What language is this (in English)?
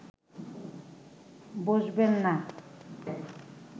Bangla